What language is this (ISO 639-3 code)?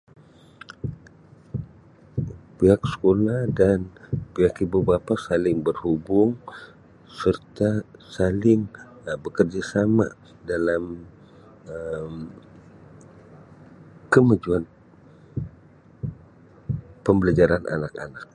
msi